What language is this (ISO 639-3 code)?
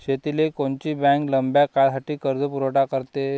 mar